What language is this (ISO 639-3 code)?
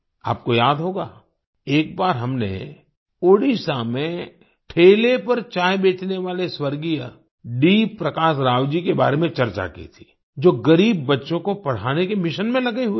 hin